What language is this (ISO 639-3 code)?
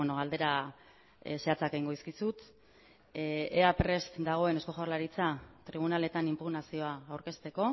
eus